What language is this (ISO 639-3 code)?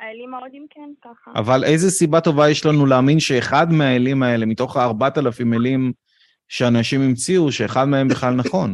heb